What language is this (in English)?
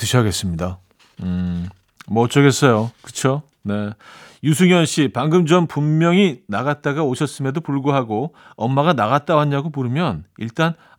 Korean